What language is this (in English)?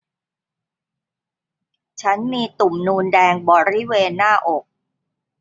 Thai